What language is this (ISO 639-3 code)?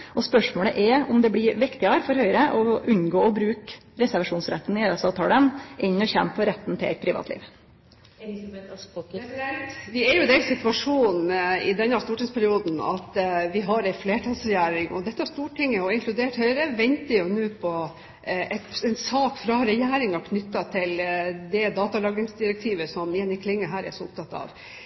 nor